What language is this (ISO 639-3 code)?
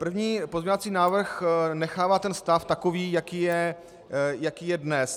ces